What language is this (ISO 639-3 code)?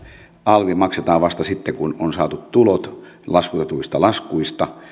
fin